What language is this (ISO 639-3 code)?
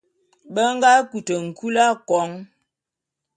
bum